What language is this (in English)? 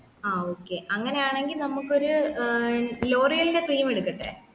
Malayalam